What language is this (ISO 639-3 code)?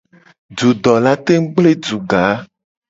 gej